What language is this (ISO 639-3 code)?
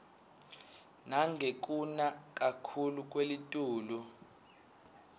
ssw